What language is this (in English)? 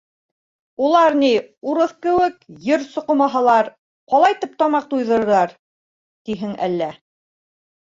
Bashkir